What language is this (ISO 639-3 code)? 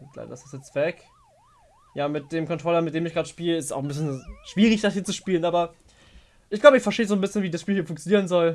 deu